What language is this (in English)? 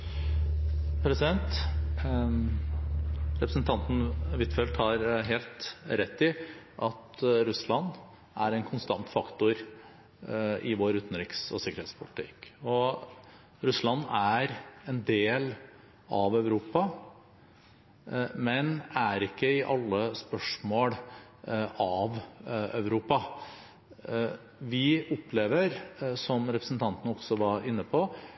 Norwegian Bokmål